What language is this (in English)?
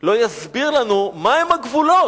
Hebrew